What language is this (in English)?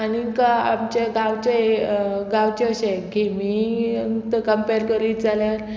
Konkani